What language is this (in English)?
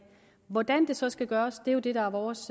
Danish